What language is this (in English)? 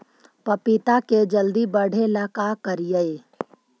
Magahi